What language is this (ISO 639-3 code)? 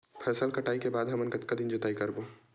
hne